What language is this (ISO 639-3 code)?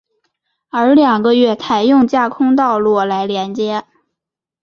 zho